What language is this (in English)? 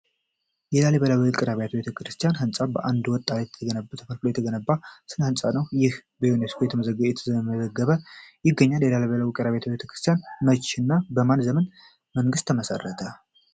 Amharic